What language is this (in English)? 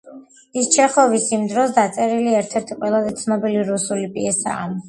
Georgian